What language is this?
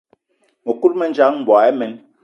Eton (Cameroon)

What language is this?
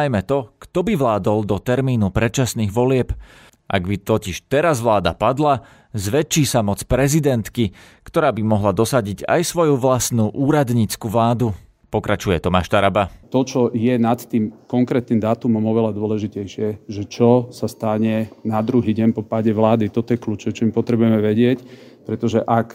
Slovak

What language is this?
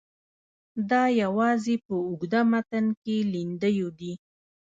Pashto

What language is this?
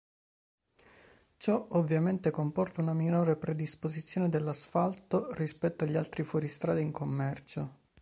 Italian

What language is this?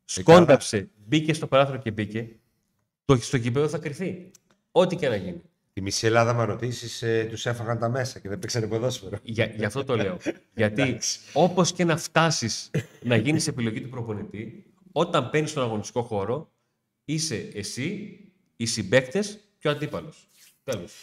Greek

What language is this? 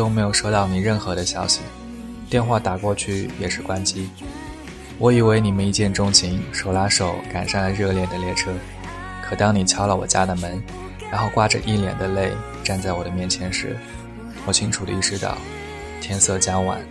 Chinese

